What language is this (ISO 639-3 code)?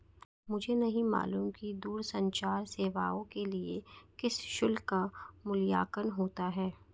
hin